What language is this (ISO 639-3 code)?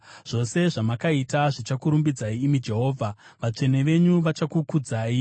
sna